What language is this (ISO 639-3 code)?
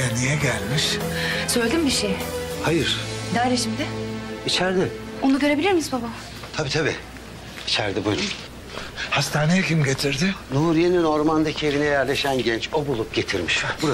tur